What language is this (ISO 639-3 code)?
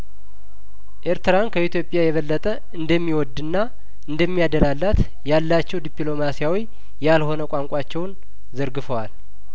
amh